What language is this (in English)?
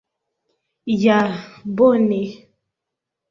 Esperanto